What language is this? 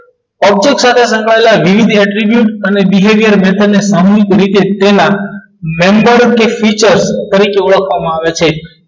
Gujarati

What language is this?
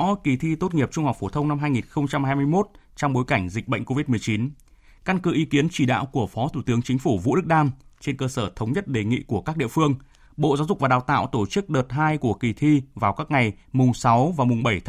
Vietnamese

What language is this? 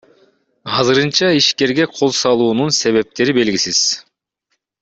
Kyrgyz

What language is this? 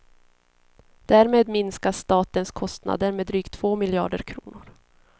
Swedish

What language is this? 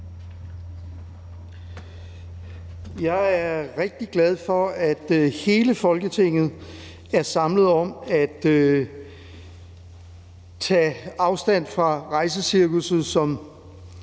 Danish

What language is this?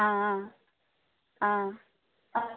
Konkani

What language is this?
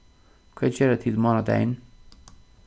Faroese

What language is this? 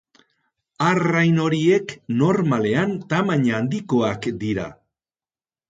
Basque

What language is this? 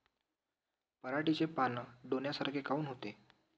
Marathi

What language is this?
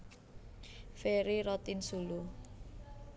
Javanese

